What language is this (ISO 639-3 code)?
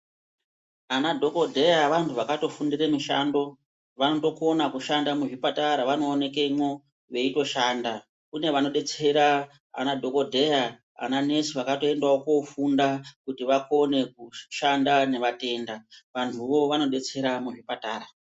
ndc